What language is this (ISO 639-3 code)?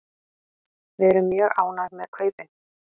isl